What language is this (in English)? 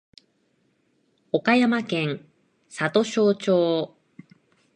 Japanese